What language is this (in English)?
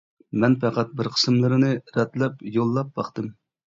Uyghur